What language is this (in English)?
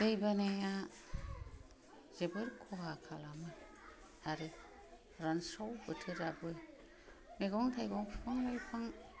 Bodo